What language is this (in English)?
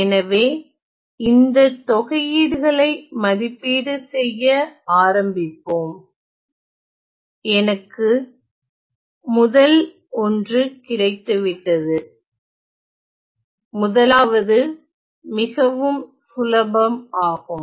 Tamil